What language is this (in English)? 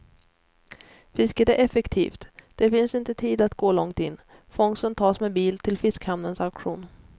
Swedish